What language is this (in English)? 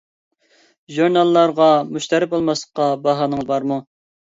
Uyghur